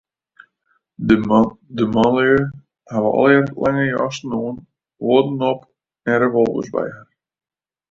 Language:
Western Frisian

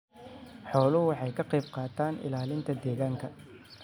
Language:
Somali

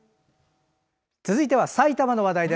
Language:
Japanese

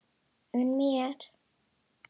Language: Icelandic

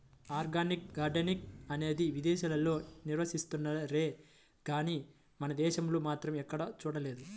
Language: Telugu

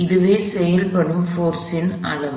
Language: Tamil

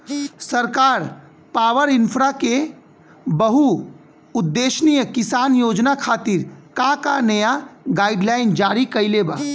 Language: Bhojpuri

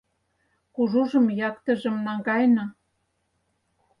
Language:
Mari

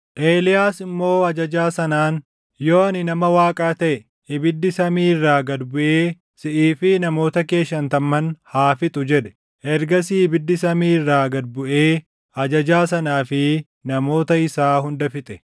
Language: Oromo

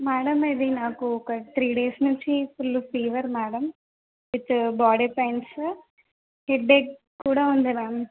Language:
Telugu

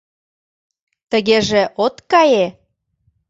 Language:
Mari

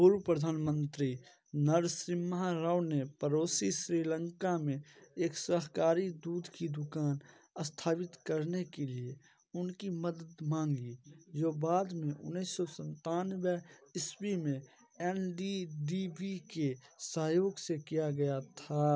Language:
Hindi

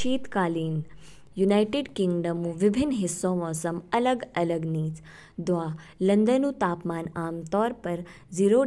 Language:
Kinnauri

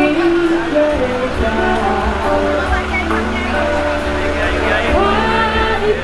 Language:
Indonesian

